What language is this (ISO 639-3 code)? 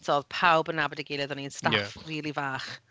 cym